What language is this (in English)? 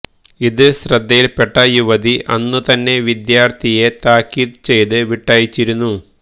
Malayalam